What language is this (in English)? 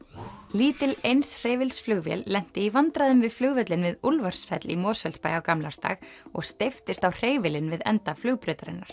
Icelandic